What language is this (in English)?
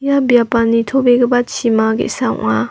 Garo